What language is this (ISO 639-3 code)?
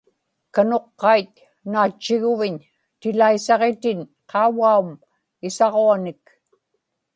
ipk